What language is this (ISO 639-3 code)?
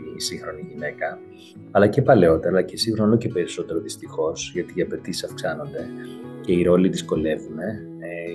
ell